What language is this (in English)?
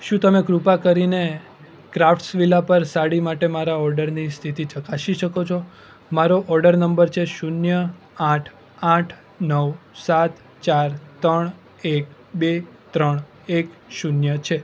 Gujarati